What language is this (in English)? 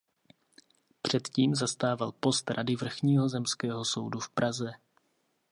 Czech